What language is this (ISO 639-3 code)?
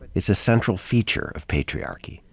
eng